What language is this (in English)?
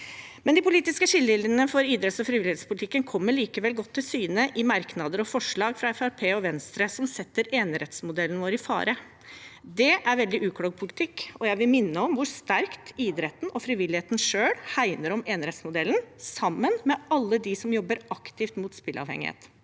Norwegian